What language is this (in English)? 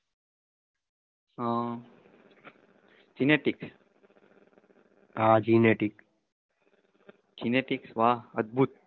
Gujarati